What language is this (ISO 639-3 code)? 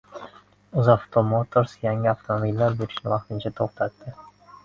uzb